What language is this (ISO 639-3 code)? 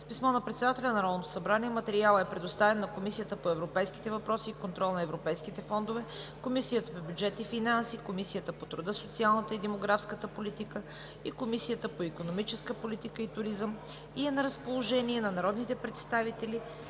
bul